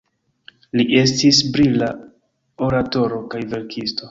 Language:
Esperanto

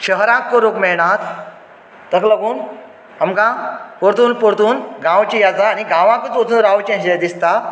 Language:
Konkani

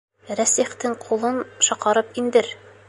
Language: Bashkir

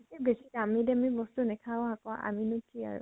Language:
Assamese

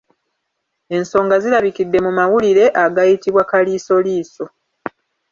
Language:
Ganda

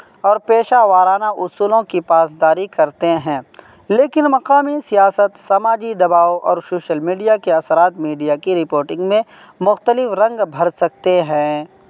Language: Urdu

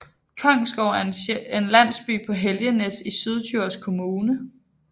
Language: Danish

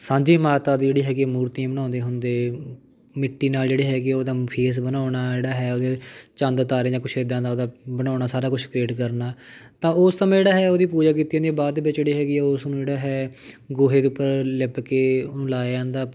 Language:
Punjabi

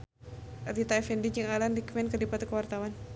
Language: Sundanese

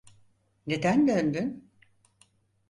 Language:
Turkish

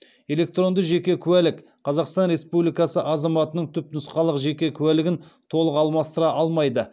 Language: Kazakh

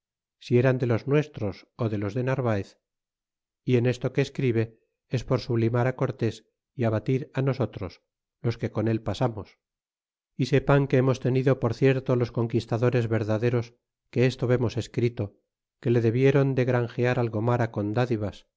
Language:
Spanish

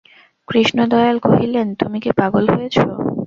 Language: Bangla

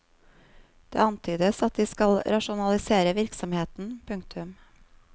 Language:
Norwegian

